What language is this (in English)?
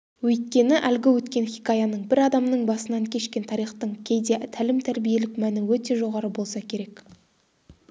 Kazakh